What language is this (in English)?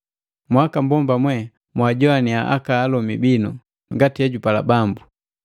Matengo